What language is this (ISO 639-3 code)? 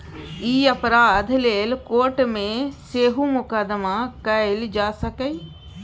mai